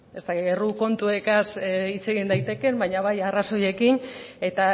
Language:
Basque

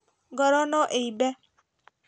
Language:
Kikuyu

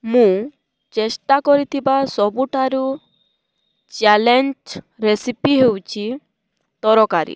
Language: Odia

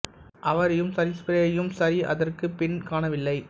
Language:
Tamil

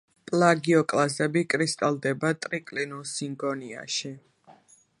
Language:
Georgian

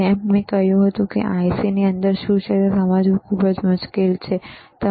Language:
Gujarati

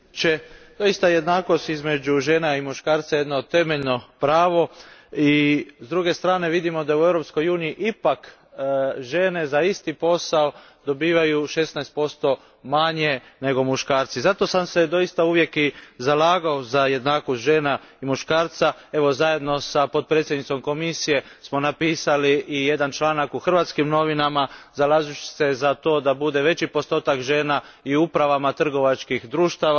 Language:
Croatian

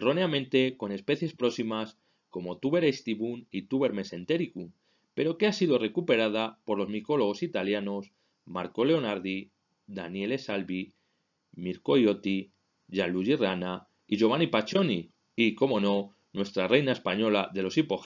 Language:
Spanish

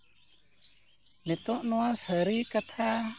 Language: Santali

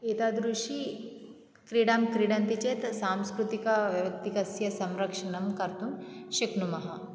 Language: Sanskrit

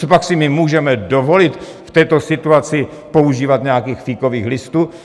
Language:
Czech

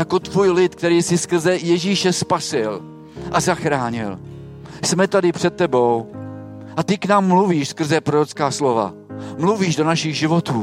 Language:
Czech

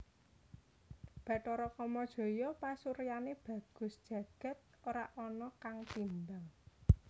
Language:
Javanese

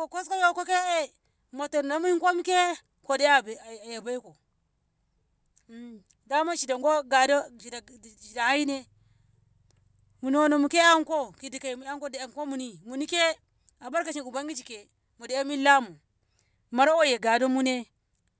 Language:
Ngamo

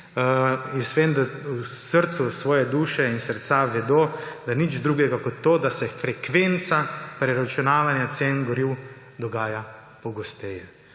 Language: Slovenian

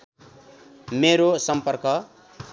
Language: Nepali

